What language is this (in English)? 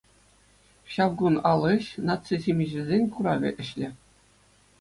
Chuvash